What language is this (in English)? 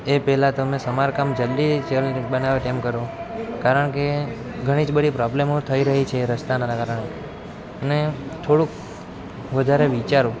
Gujarati